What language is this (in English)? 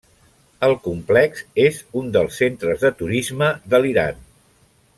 Catalan